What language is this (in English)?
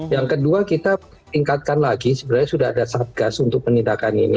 Indonesian